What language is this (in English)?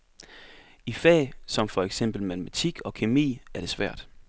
Danish